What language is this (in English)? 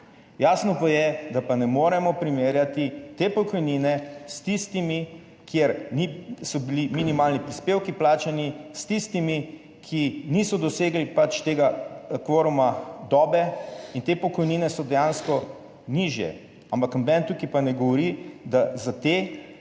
Slovenian